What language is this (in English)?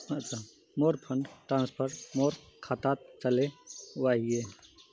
Magahi